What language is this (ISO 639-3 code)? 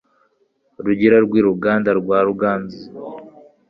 kin